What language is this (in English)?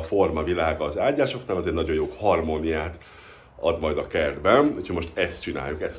Hungarian